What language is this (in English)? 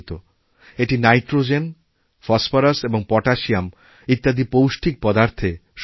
Bangla